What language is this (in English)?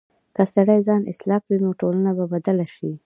Pashto